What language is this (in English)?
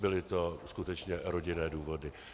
Czech